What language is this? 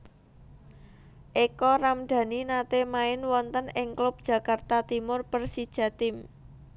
Javanese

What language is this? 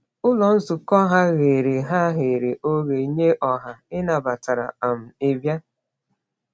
Igbo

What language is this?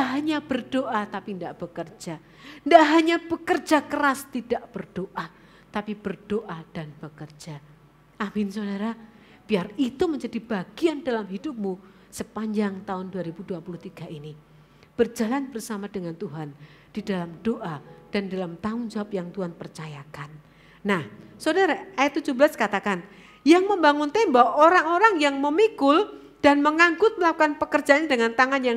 Indonesian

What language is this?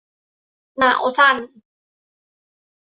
Thai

